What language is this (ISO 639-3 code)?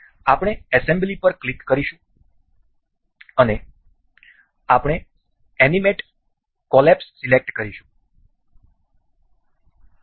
guj